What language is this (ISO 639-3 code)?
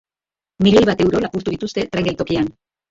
eus